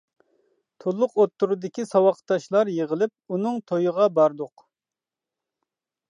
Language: Uyghur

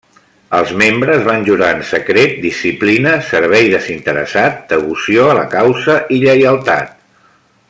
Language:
Catalan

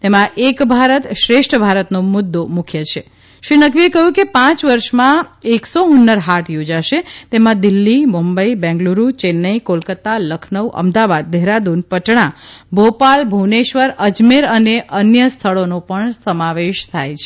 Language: Gujarati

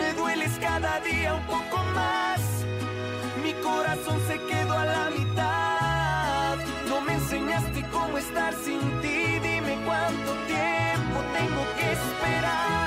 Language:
Spanish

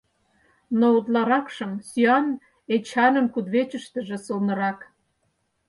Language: Mari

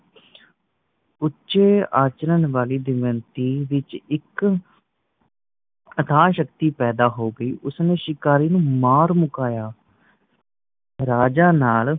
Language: Punjabi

